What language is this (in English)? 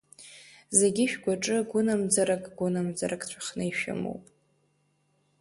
Abkhazian